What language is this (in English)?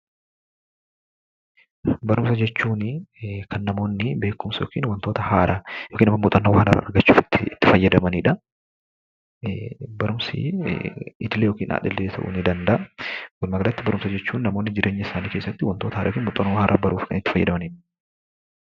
Oromo